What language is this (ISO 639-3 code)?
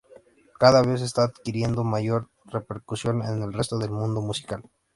spa